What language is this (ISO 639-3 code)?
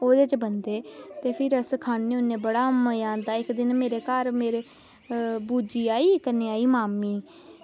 doi